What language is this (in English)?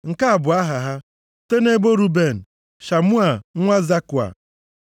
Igbo